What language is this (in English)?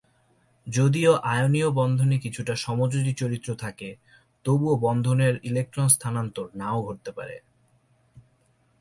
Bangla